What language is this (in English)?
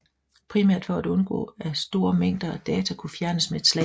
Danish